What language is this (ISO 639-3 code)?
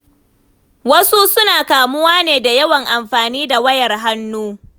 hau